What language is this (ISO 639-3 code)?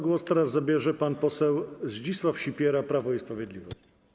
pol